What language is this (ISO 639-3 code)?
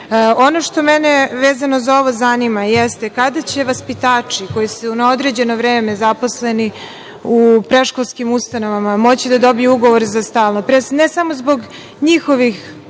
srp